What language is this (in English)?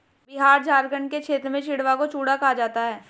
Hindi